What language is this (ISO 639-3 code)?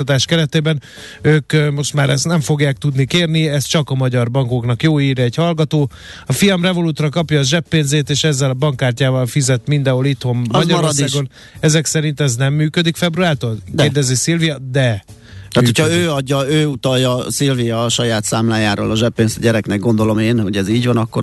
hun